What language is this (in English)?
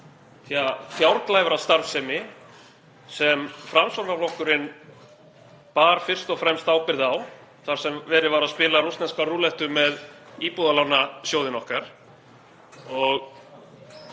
Icelandic